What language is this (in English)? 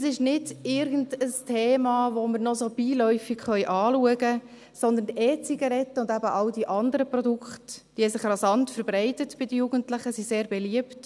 Swiss German